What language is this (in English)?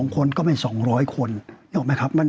Thai